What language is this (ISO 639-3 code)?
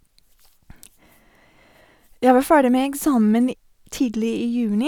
nor